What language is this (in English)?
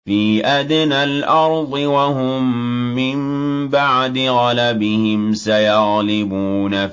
Arabic